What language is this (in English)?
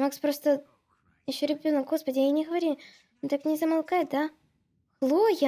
Russian